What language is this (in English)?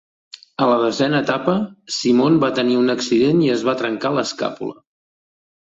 Catalan